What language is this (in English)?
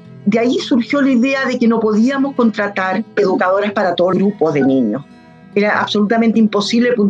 Spanish